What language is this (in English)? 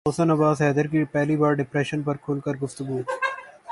Urdu